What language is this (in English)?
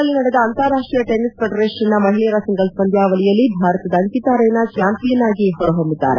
Kannada